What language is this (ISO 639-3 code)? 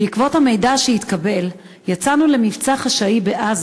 heb